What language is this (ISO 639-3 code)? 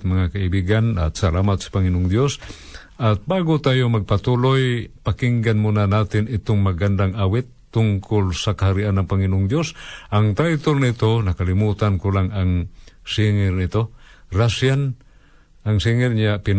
fil